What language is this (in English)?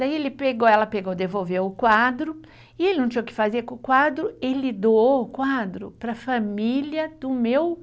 Portuguese